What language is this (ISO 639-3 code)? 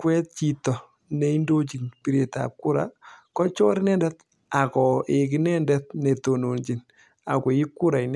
kln